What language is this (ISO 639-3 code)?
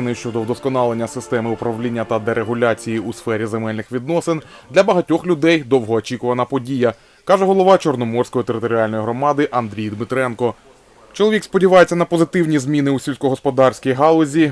ukr